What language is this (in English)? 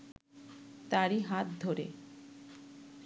Bangla